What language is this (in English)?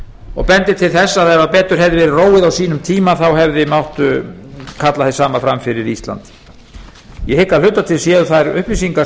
Icelandic